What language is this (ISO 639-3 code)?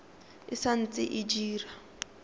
tsn